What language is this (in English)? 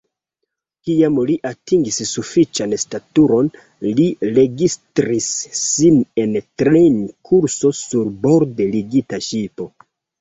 Esperanto